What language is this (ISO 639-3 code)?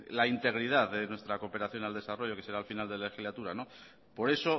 spa